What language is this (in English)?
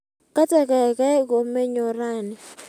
Kalenjin